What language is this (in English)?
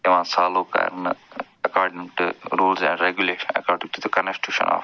Kashmiri